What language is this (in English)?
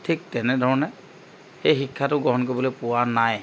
Assamese